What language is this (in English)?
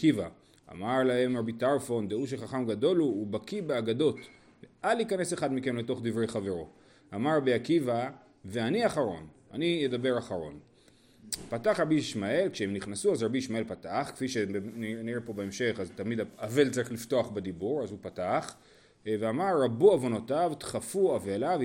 Hebrew